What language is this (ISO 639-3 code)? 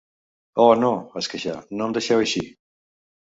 cat